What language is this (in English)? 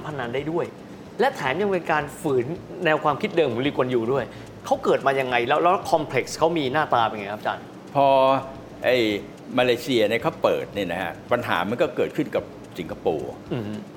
Thai